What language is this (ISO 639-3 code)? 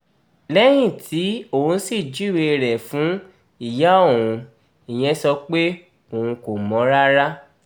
yor